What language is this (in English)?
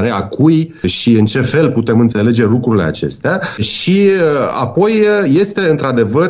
Romanian